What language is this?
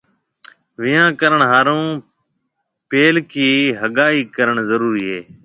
Marwari (Pakistan)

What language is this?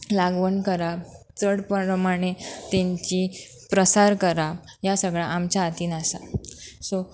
Konkani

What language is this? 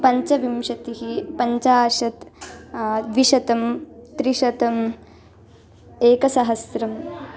Sanskrit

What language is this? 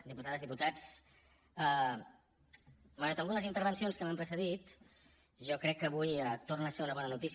Catalan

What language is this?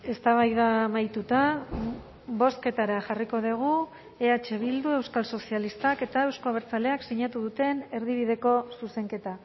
Basque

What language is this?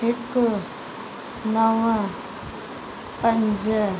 Sindhi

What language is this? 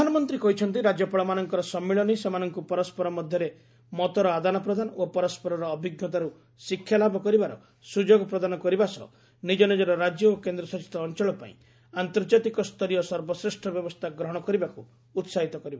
Odia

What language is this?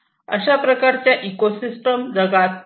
Marathi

